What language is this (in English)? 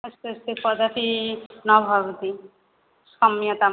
Sanskrit